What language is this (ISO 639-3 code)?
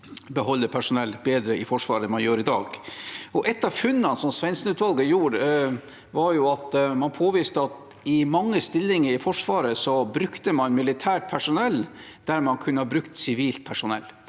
nor